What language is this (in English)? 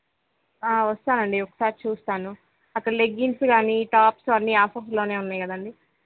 Telugu